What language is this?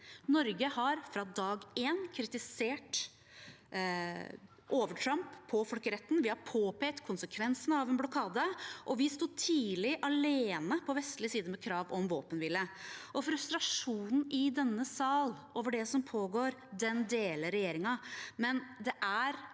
Norwegian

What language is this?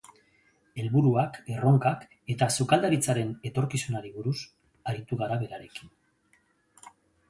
Basque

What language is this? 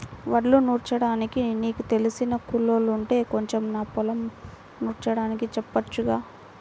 Telugu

